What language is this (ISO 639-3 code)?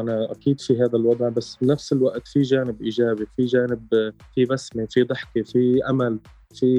ara